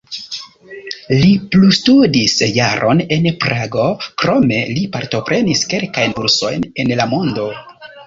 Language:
Esperanto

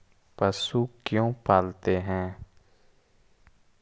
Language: Magahi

